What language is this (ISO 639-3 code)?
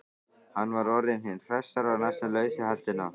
isl